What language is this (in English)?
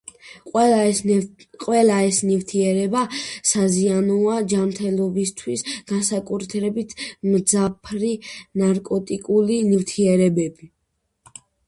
Georgian